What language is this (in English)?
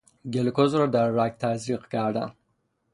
Persian